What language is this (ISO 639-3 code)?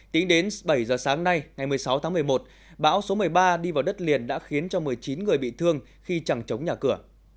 vie